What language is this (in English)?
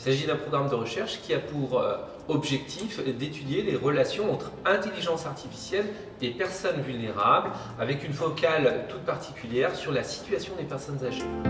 French